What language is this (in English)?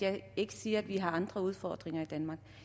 Danish